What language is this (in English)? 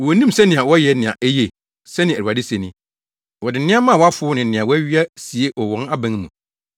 Akan